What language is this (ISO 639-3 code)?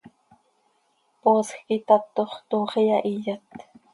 sei